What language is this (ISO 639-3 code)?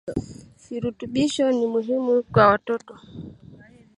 swa